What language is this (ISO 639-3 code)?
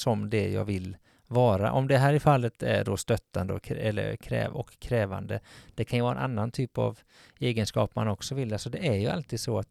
swe